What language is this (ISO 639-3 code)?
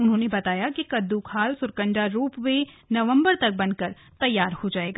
hin